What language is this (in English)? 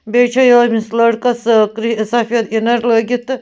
Kashmiri